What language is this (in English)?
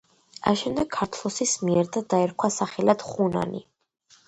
Georgian